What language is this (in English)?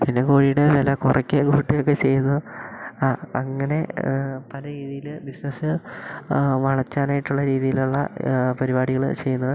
Malayalam